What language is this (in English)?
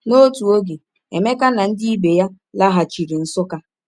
Igbo